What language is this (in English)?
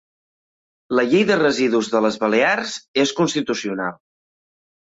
Catalan